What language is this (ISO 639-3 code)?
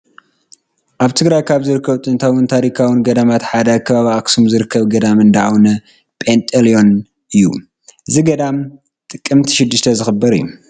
tir